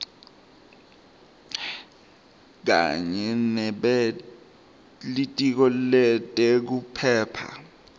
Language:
Swati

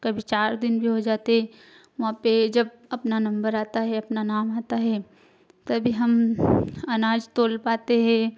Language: Hindi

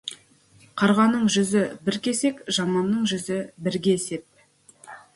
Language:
Kazakh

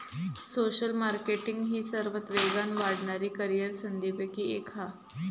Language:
Marathi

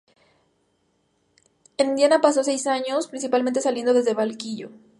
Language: Spanish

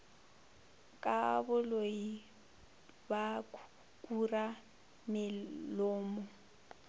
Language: Northern Sotho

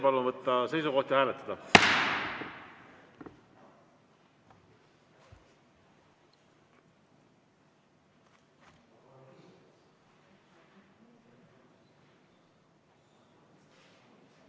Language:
Estonian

